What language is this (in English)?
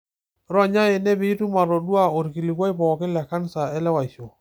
Masai